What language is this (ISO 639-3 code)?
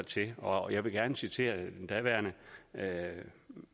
dan